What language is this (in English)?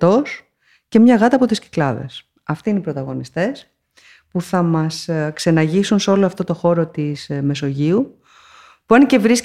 Greek